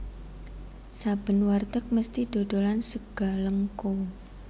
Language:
Javanese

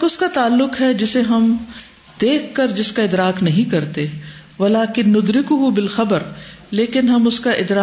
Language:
Urdu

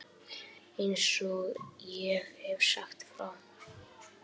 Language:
Icelandic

